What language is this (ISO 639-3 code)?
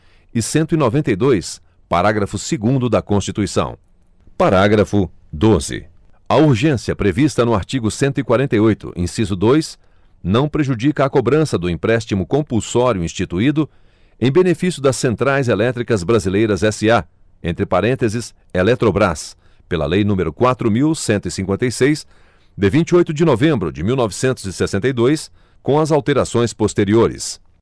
por